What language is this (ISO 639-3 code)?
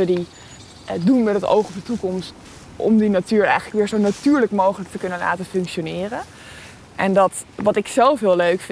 nld